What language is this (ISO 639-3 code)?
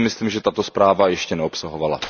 ces